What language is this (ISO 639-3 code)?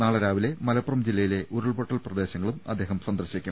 mal